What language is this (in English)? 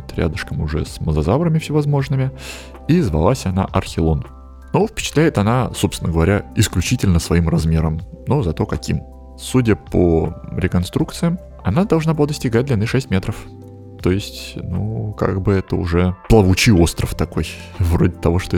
Russian